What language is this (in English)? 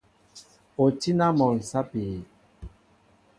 Mbo (Cameroon)